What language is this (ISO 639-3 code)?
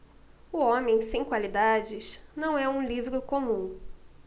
por